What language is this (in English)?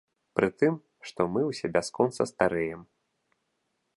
Belarusian